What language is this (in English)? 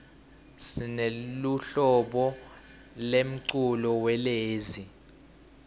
Swati